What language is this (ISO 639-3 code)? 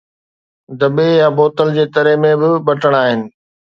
snd